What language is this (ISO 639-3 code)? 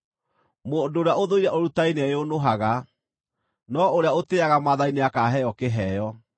kik